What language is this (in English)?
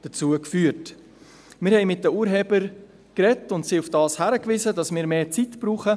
Swiss German